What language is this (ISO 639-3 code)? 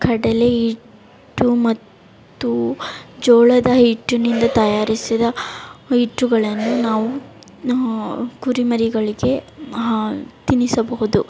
kan